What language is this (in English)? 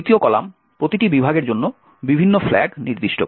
Bangla